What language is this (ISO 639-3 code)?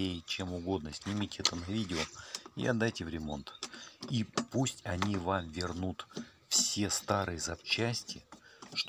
rus